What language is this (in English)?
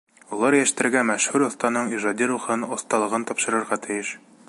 Bashkir